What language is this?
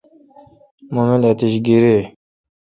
Kalkoti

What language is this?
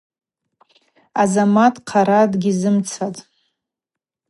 Abaza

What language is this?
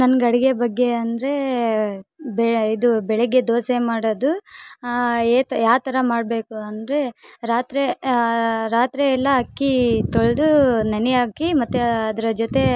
Kannada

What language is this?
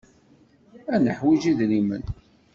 Kabyle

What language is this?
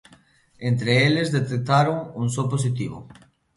Galician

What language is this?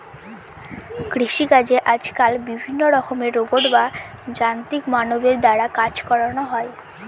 Bangla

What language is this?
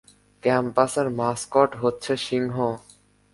Bangla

